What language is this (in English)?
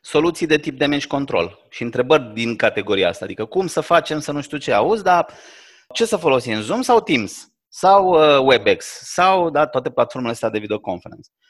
Romanian